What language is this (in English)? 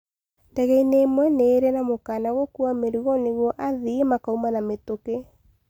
Kikuyu